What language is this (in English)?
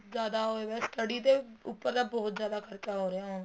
Punjabi